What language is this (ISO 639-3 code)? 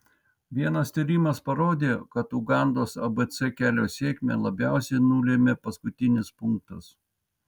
lit